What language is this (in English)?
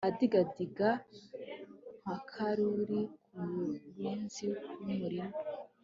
Kinyarwanda